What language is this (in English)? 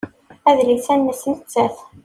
Kabyle